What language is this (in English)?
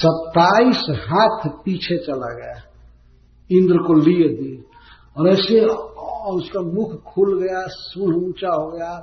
Hindi